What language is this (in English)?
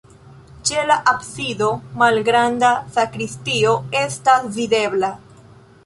Esperanto